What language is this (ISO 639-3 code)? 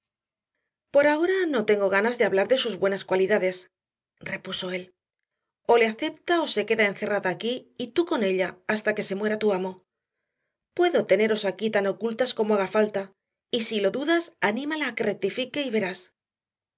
spa